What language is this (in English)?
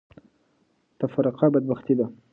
Pashto